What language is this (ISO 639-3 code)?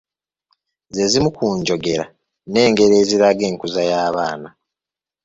lug